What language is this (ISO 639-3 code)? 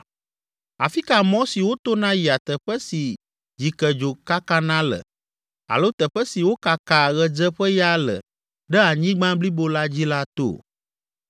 ewe